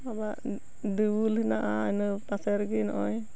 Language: Santali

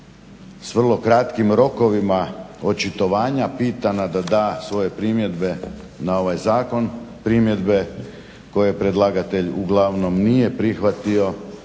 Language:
Croatian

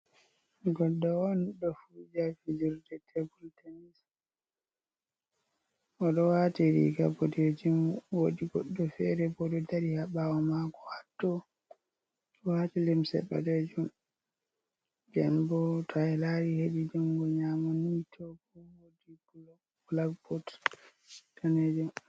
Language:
Fula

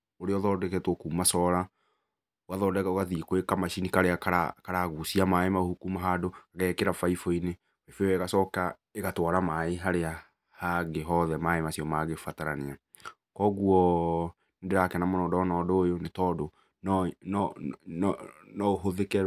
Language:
Kikuyu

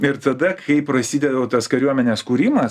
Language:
Lithuanian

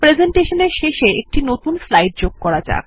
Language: Bangla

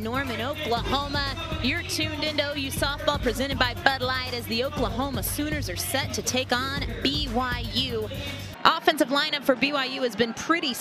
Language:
English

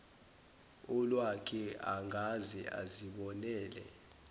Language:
Zulu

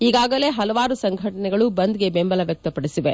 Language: Kannada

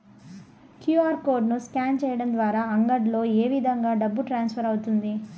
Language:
Telugu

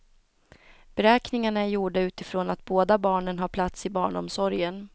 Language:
Swedish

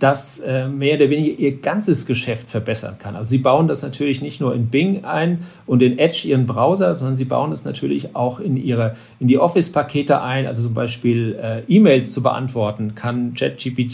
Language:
German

